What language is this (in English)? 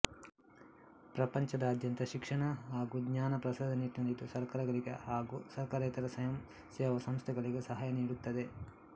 Kannada